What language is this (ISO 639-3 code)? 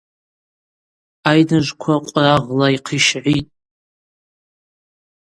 abq